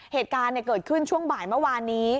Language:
Thai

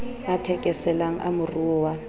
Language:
Southern Sotho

